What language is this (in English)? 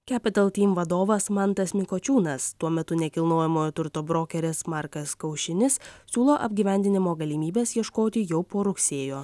Lithuanian